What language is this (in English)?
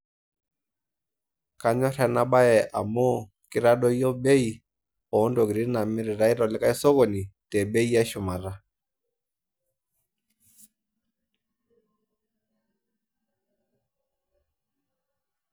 Masai